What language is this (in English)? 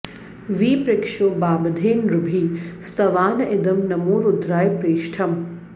Sanskrit